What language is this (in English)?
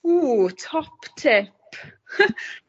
Welsh